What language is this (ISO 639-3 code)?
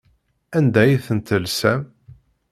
kab